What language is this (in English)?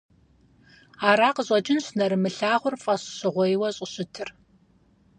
Kabardian